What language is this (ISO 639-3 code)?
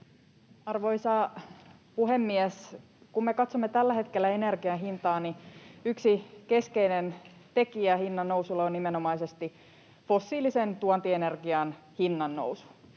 fin